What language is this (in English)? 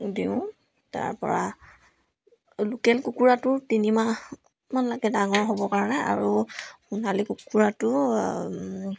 Assamese